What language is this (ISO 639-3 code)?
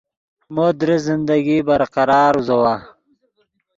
ydg